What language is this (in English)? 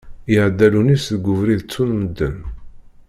Kabyle